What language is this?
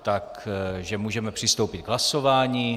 Czech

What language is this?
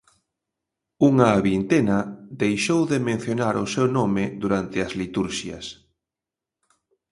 Galician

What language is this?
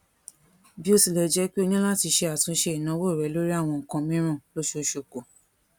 Yoruba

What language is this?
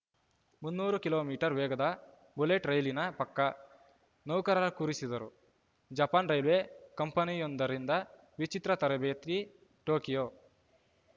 Kannada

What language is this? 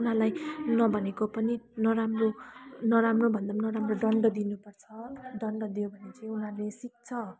Nepali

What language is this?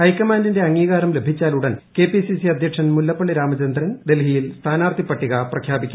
Malayalam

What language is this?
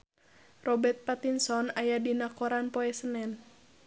Sundanese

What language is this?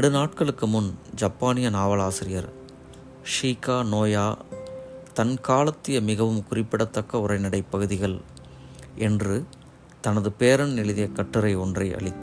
Tamil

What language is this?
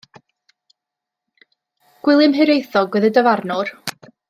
Welsh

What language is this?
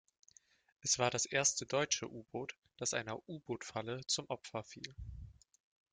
German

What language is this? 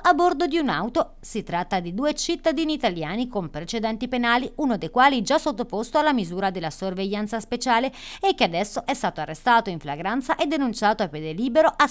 Italian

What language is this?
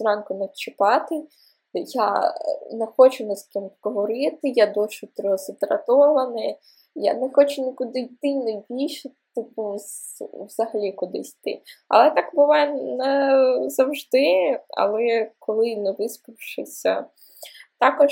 Ukrainian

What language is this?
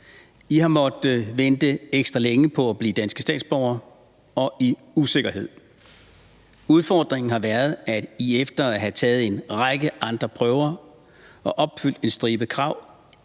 Danish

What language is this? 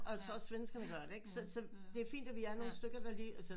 Danish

